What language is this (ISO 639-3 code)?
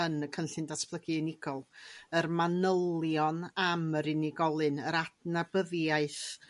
cym